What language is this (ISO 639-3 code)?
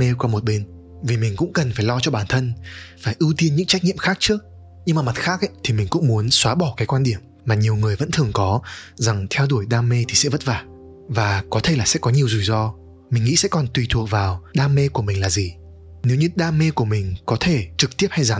vie